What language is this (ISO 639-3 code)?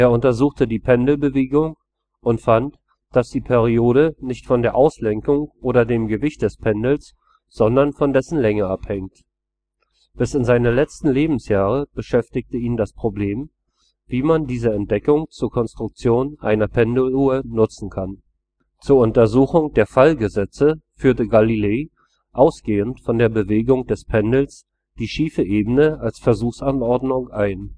deu